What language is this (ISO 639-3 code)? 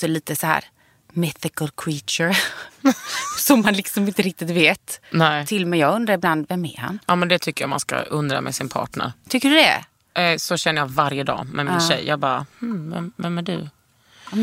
swe